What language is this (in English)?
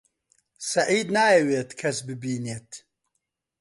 Central Kurdish